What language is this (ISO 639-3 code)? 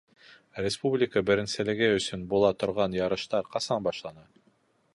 bak